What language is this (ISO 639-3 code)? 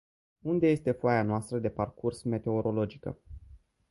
ron